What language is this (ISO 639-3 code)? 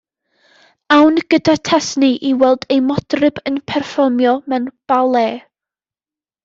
cym